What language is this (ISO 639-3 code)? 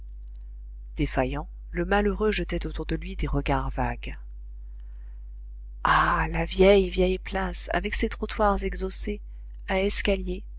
fra